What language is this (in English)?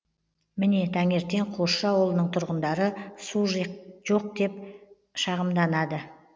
Kazakh